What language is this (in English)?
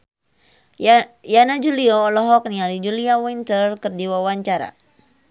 Sundanese